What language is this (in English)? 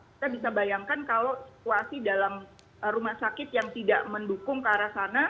Indonesian